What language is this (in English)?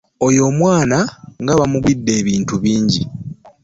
Ganda